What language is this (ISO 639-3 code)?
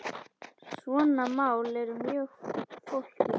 isl